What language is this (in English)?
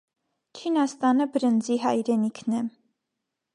Armenian